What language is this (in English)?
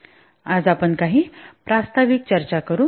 Marathi